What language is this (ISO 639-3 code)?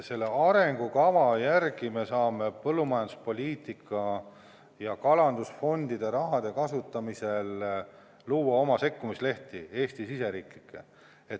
est